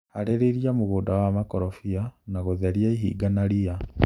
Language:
Kikuyu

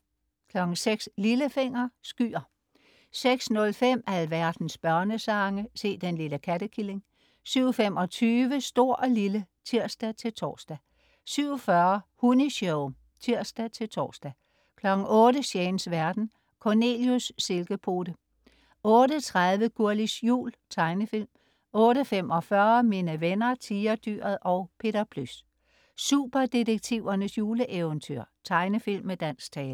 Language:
Danish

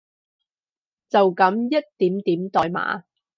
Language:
Cantonese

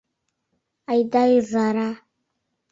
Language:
Mari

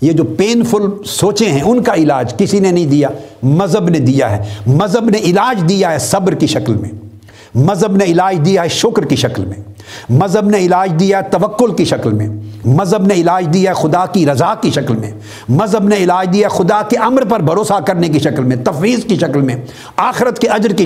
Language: Urdu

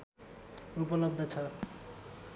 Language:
Nepali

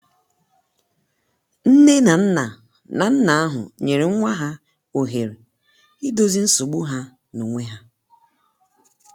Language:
Igbo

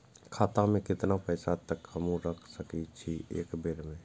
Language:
Maithili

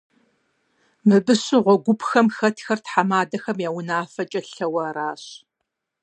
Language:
Kabardian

